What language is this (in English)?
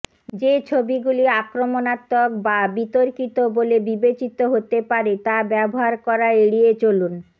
Bangla